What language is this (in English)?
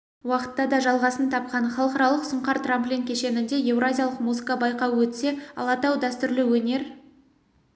Kazakh